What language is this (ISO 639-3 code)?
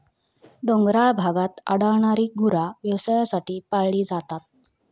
mar